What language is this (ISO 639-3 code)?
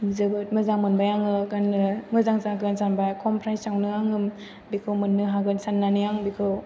brx